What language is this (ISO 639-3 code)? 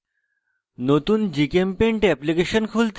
ben